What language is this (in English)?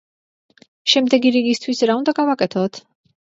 Georgian